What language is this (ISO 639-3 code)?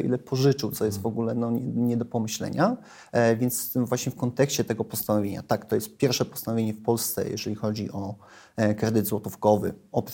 pol